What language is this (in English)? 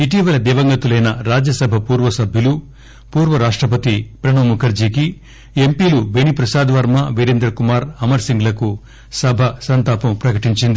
Telugu